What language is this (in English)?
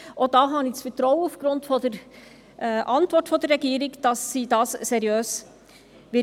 Swiss German